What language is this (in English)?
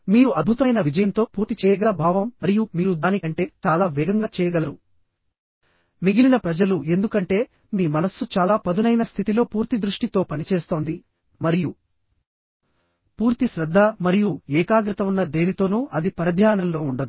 Telugu